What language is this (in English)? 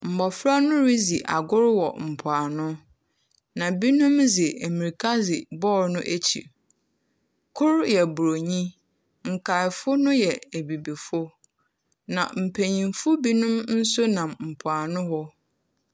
Akan